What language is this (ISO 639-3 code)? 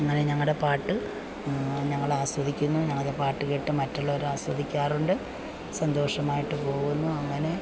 mal